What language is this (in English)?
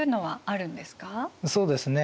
Japanese